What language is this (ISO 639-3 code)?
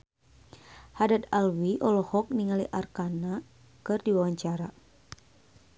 sun